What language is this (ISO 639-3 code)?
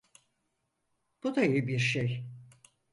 tur